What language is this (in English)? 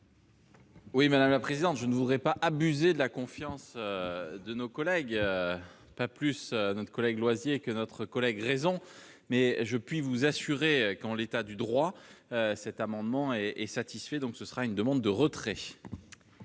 French